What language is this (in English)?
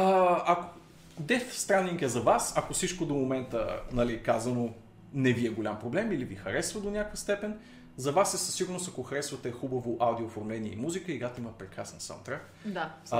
Bulgarian